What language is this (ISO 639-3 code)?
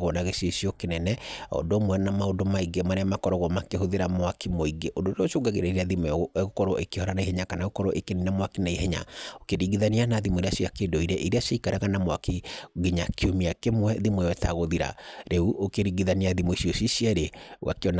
kik